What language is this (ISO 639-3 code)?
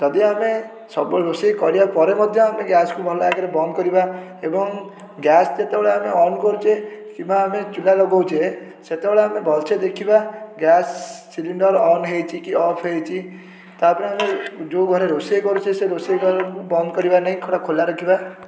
ori